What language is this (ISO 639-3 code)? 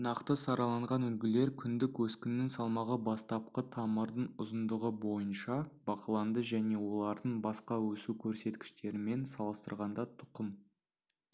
kaz